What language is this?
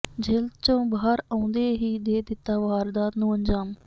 Punjabi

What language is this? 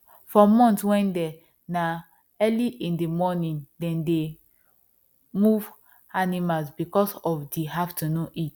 Nigerian Pidgin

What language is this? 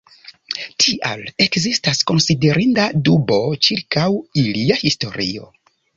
Esperanto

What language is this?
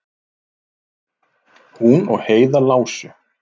Icelandic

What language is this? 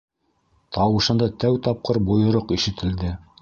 Bashkir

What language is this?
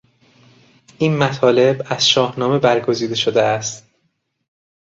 Persian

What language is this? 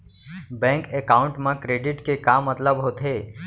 Chhattisgarhi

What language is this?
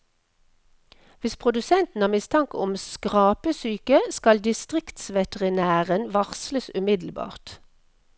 Norwegian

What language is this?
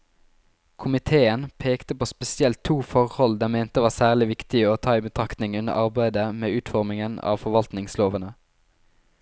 Norwegian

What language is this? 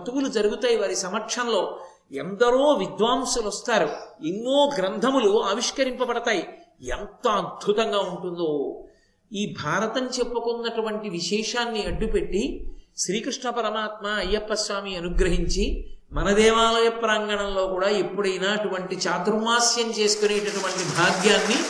Telugu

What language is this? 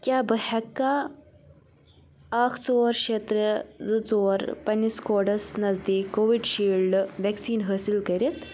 Kashmiri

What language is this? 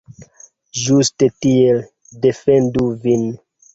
Esperanto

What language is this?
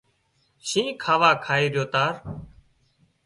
Wadiyara Koli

